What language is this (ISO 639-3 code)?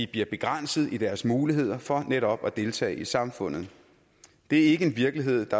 dan